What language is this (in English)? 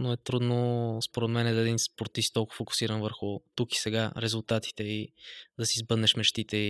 Bulgarian